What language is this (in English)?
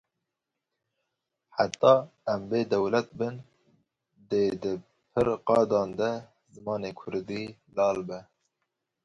Kurdish